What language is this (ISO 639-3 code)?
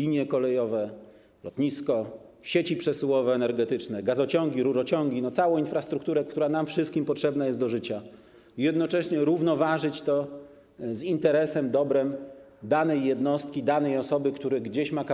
pol